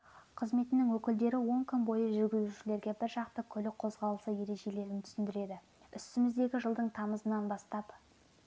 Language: Kazakh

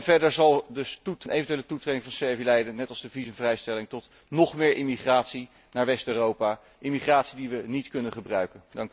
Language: Dutch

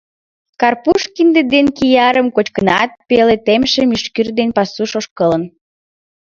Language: Mari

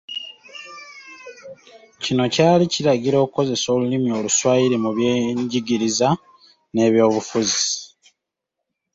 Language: Ganda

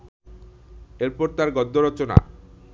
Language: Bangla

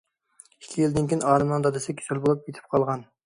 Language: Uyghur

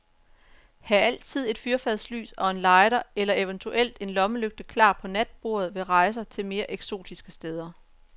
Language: Danish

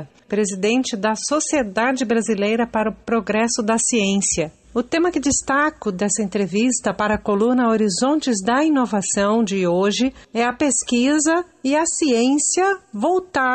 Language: Portuguese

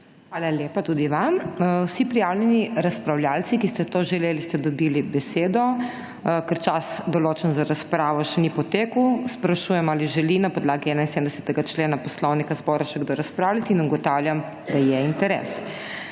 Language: Slovenian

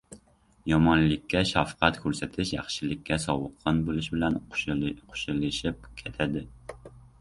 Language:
Uzbek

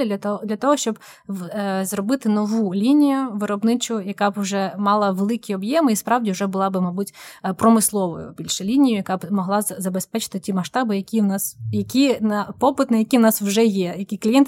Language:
Ukrainian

